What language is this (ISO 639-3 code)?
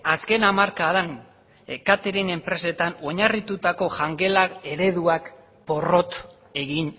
eus